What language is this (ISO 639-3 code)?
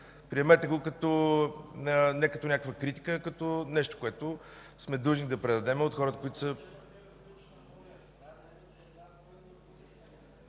bul